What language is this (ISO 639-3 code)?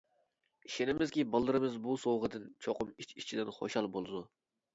uig